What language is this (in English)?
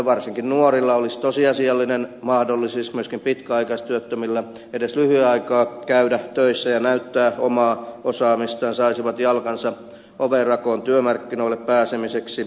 Finnish